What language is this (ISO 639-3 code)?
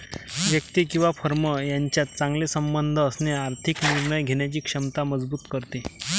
mar